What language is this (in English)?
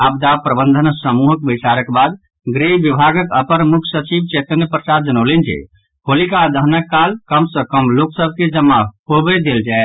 Maithili